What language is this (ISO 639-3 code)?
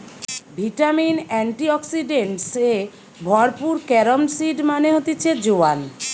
ben